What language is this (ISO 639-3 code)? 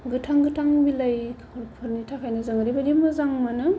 brx